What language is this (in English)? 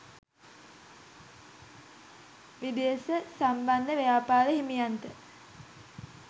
Sinhala